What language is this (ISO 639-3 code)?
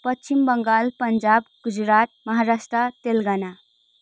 nep